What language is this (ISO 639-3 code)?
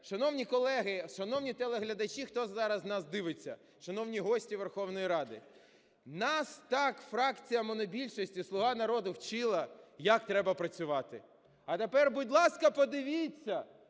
ukr